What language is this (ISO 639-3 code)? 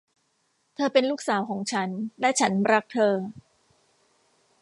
tha